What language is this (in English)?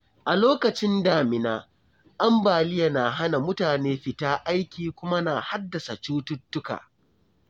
Hausa